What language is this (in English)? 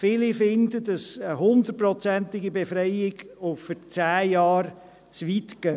Swiss German